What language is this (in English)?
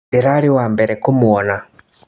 Kikuyu